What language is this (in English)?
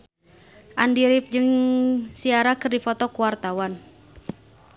Sundanese